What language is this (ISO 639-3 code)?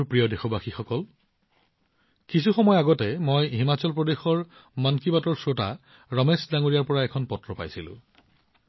asm